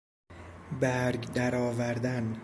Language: Persian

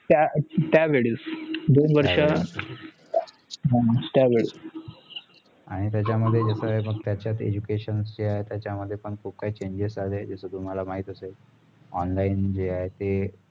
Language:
Marathi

